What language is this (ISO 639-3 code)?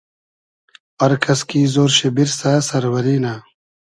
haz